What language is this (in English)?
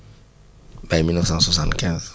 Wolof